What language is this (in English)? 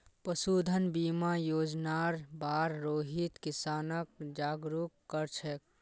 Magahi